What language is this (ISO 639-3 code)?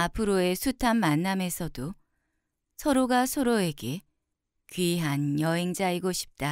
kor